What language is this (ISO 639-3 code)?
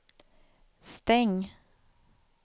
swe